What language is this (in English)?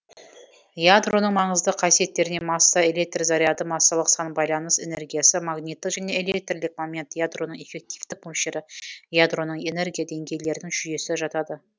Kazakh